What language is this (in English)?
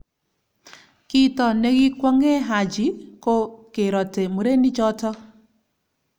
Kalenjin